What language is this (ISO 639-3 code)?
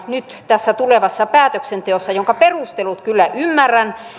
fin